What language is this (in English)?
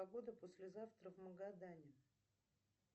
Russian